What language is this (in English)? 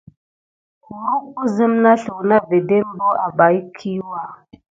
Gidar